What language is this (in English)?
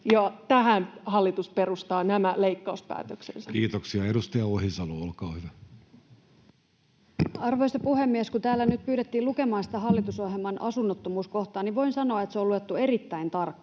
Finnish